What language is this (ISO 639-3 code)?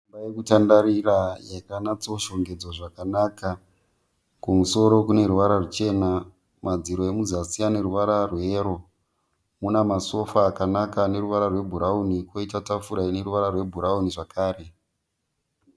sna